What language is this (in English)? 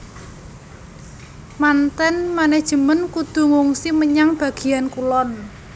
Javanese